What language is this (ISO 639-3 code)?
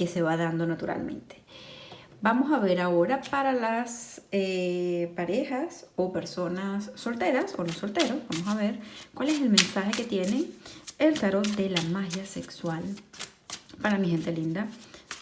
spa